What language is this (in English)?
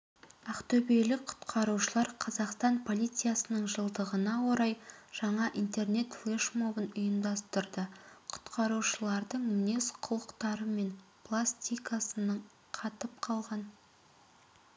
Kazakh